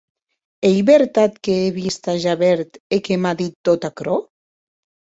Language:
Occitan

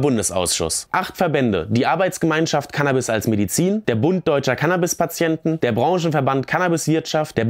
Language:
German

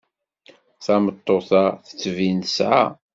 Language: Kabyle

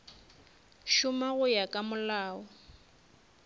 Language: Northern Sotho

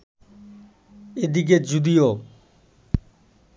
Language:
Bangla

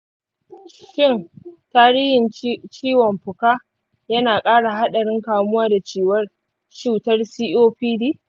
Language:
Hausa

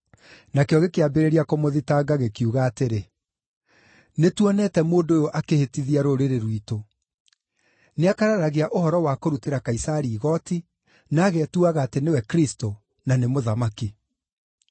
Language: Kikuyu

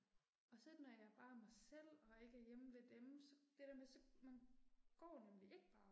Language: Danish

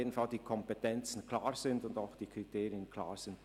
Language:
Swiss German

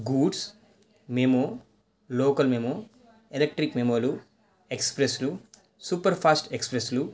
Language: Telugu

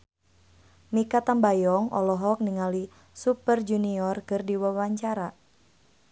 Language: Sundanese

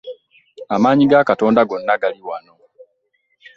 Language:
Ganda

